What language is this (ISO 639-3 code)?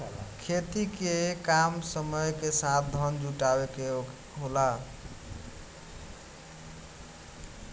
bho